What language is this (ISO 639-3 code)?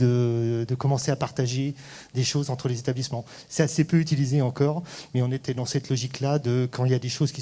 fra